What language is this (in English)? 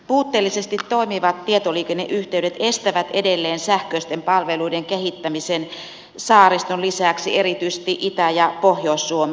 Finnish